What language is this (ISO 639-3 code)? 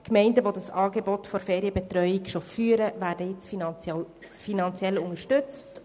gsw